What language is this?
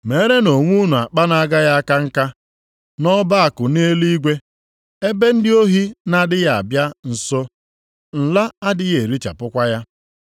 Igbo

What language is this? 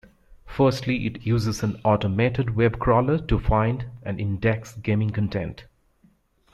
English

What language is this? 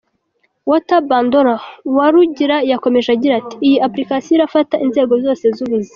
Kinyarwanda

